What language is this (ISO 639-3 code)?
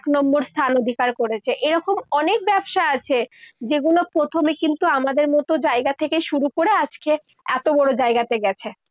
ben